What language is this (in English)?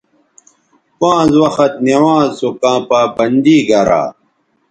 Bateri